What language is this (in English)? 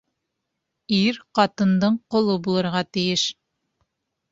Bashkir